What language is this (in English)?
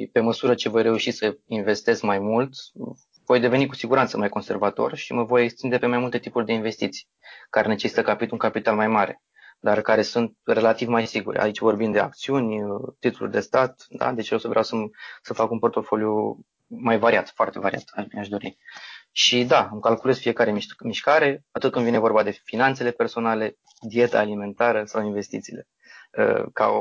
Romanian